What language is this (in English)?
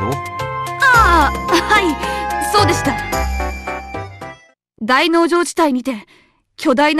Japanese